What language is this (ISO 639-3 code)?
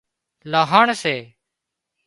kxp